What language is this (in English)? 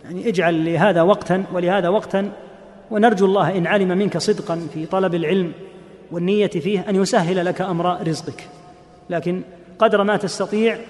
Arabic